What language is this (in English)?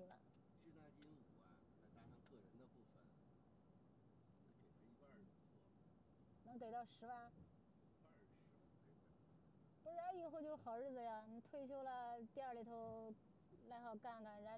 Chinese